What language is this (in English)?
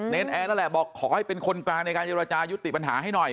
Thai